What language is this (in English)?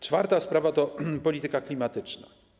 Polish